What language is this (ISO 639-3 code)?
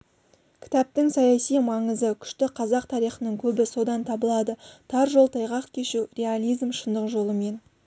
kaz